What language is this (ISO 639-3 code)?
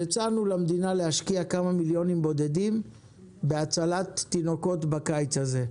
heb